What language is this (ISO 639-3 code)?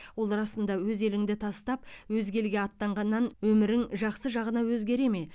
kaz